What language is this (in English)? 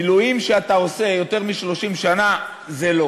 Hebrew